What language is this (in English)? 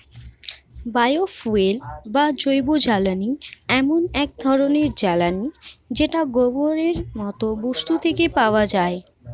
Bangla